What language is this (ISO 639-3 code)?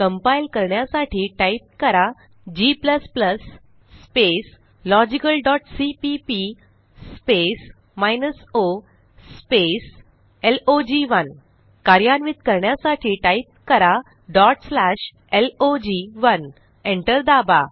mar